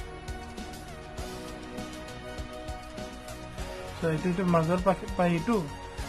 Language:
Turkish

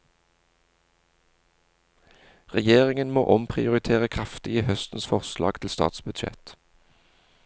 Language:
Norwegian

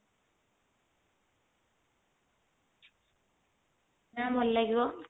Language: Odia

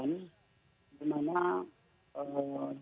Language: Indonesian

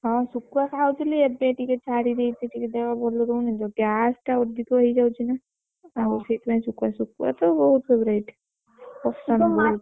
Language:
Odia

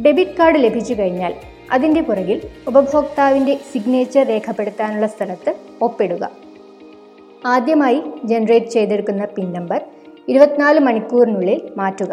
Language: Malayalam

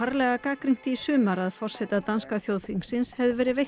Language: Icelandic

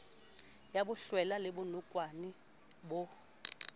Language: Southern Sotho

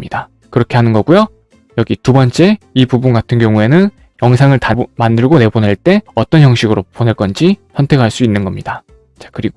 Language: Korean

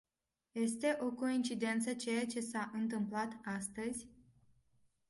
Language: Romanian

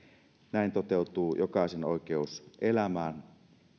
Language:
Finnish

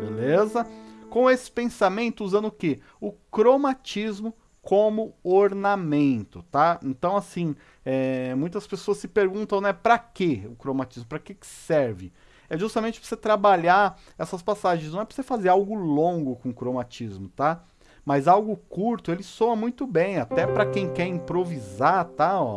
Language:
Portuguese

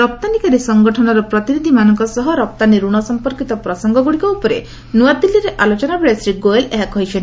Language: Odia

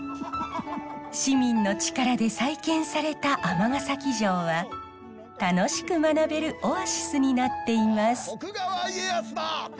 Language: Japanese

